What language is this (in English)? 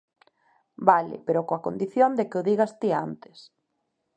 Galician